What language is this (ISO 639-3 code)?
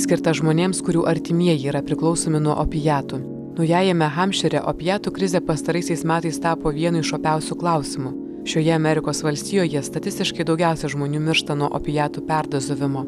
lit